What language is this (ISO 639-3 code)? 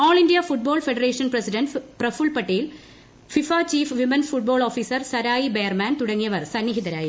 mal